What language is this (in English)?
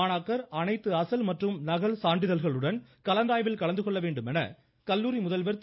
Tamil